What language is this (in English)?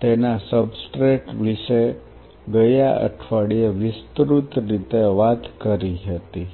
Gujarati